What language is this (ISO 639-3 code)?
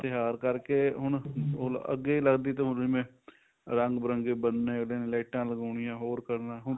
pan